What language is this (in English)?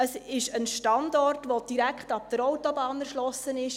Swiss German